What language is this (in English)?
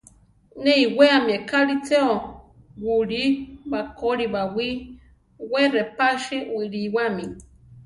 Central Tarahumara